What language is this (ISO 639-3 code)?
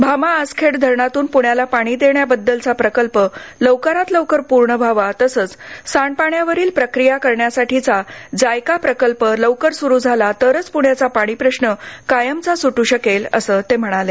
mar